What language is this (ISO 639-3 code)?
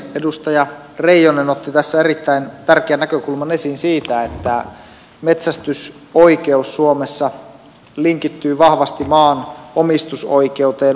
fin